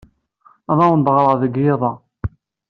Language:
Kabyle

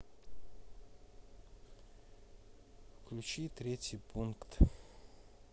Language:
Russian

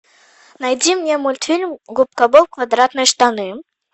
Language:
Russian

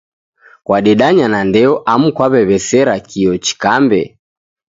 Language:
Taita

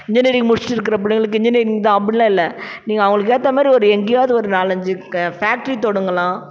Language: Tamil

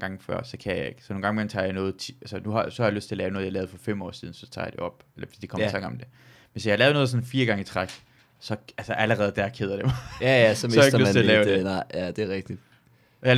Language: Danish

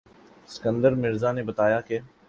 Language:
Urdu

